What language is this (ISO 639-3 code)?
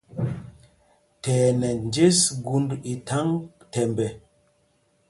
mgg